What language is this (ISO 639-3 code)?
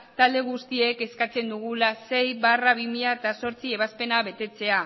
eus